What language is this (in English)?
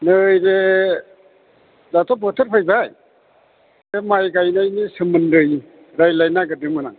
Bodo